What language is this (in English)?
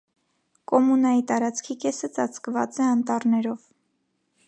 Armenian